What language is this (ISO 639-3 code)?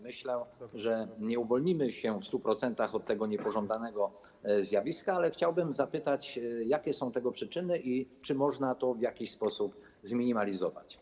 pol